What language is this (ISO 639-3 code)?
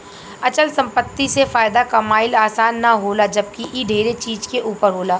bho